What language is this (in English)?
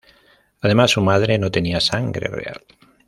Spanish